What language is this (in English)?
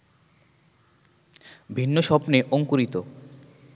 Bangla